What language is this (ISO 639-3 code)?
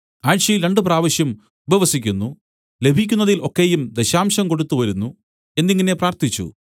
mal